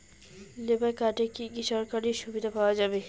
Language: Bangla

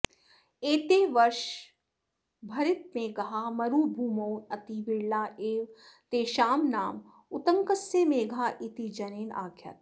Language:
Sanskrit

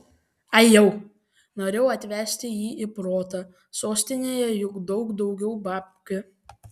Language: Lithuanian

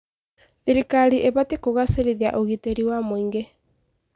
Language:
Kikuyu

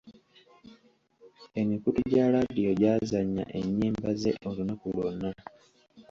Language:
Ganda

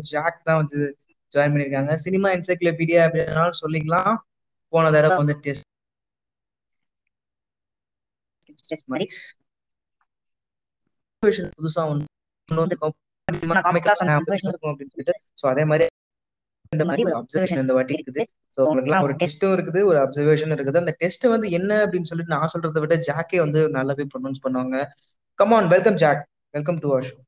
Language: Tamil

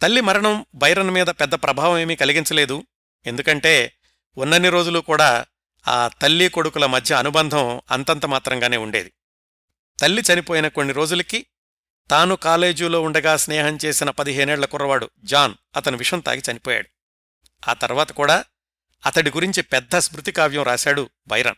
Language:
Telugu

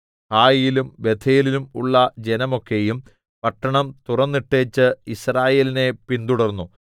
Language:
Malayalam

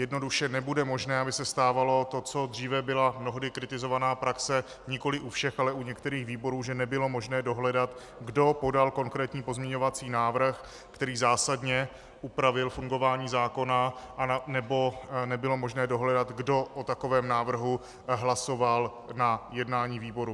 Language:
Czech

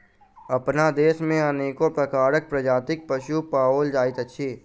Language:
Maithili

